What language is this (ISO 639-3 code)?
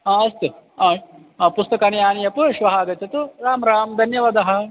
san